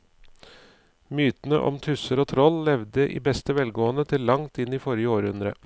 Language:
Norwegian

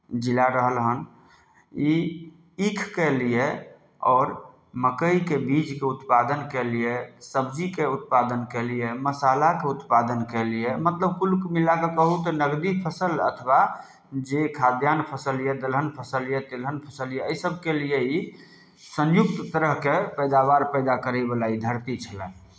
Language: Maithili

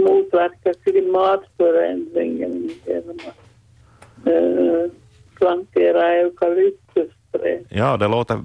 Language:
Swedish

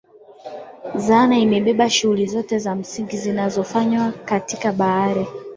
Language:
Swahili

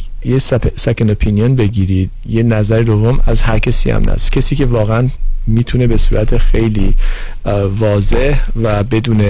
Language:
Persian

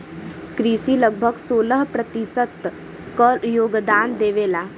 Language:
Bhojpuri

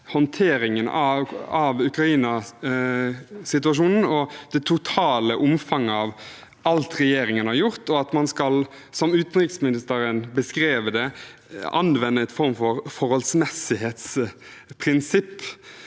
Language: Norwegian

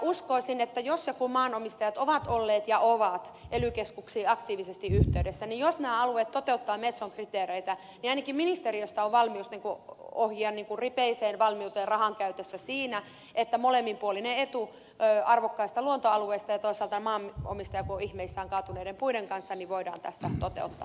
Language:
Finnish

